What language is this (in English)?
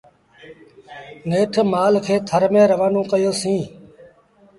Sindhi Bhil